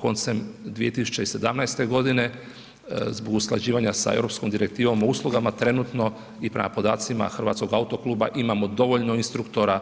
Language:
Croatian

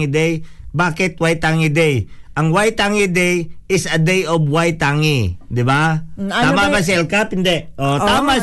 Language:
Filipino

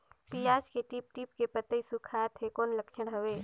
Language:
Chhattisgarhi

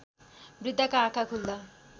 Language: Nepali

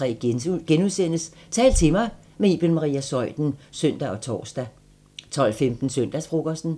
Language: Danish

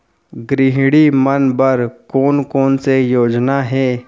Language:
Chhattisgarhi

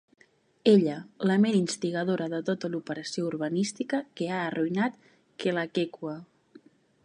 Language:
Catalan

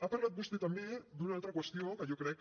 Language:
Catalan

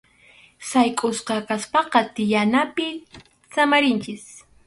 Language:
Arequipa-La Unión Quechua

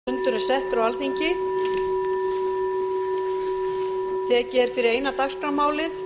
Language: Icelandic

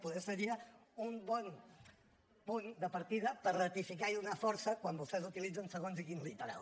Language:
Catalan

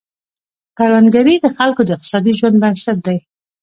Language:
Pashto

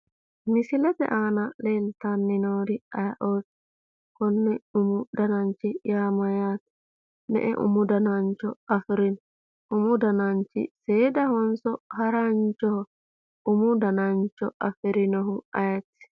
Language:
Sidamo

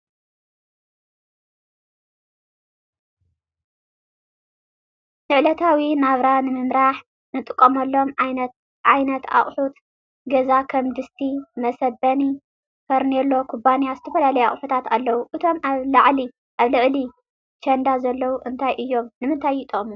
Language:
Tigrinya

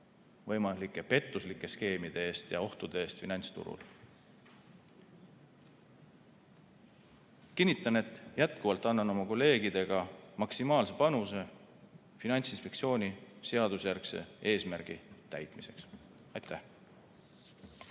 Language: Estonian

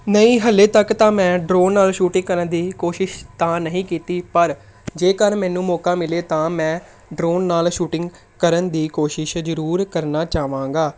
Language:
Punjabi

